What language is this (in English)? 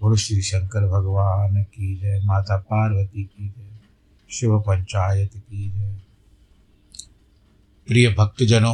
Hindi